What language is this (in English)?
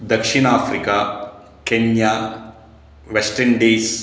Sanskrit